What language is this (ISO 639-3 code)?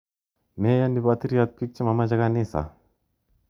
kln